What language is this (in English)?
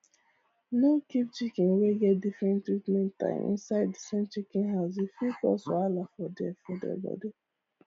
Nigerian Pidgin